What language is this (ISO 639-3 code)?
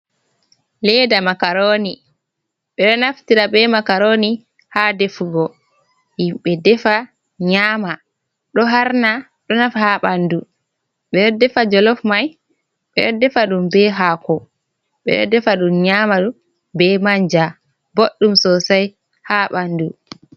ful